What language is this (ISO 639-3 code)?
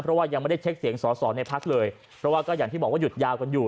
tha